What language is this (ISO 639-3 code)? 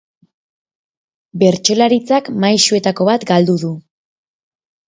eus